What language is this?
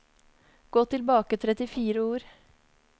Norwegian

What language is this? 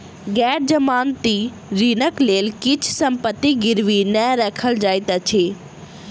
Maithili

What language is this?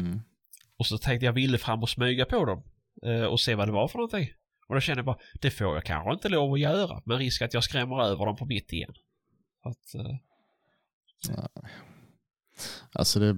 Swedish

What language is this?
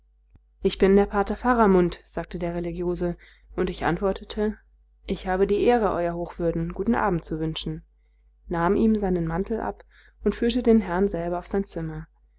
German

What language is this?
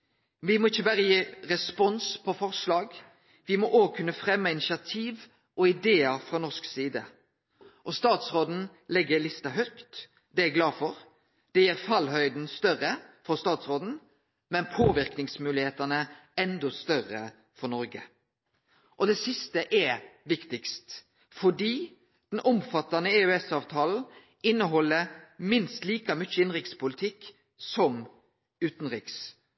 Norwegian Nynorsk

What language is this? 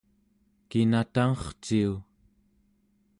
Central Yupik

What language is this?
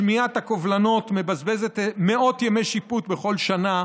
Hebrew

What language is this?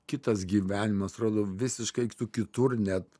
Lithuanian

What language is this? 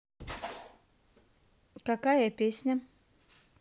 Russian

